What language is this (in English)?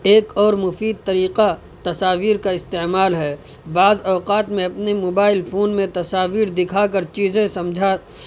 Urdu